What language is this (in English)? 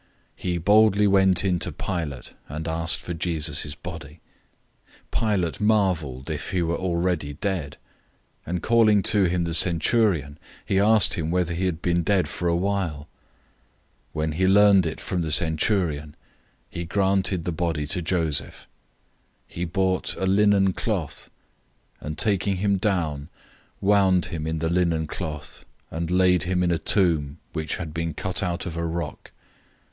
English